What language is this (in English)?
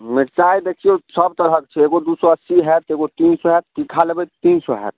Maithili